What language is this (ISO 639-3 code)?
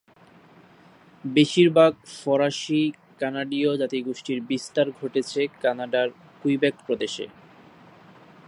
ben